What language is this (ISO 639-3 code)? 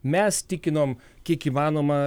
lit